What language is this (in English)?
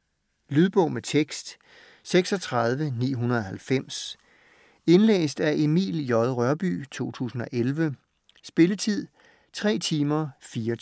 Danish